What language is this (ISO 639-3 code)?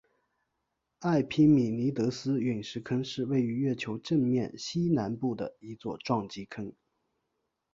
zho